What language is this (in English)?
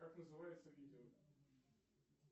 Russian